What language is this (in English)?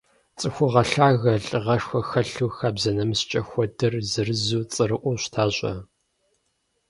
Kabardian